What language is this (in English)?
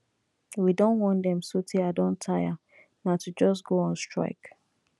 Nigerian Pidgin